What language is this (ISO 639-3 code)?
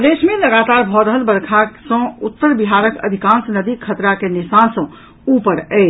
mai